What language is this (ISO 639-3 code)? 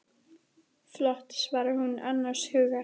isl